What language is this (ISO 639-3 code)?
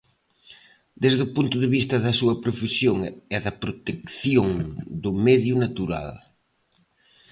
glg